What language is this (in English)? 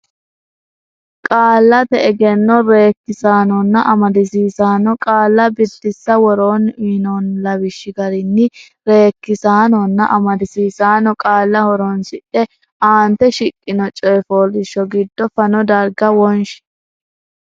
Sidamo